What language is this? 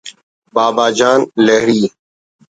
Brahui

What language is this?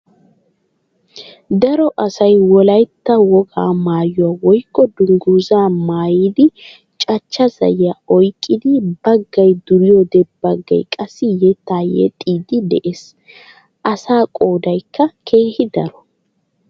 Wolaytta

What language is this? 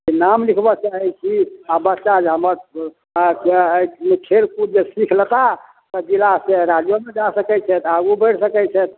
Maithili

